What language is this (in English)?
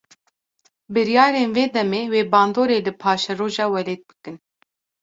Kurdish